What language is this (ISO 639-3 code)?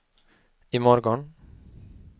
swe